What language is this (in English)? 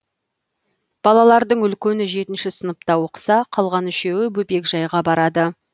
Kazakh